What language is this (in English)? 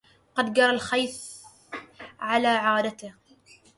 Arabic